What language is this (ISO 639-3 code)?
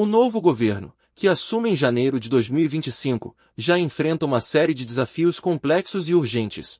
por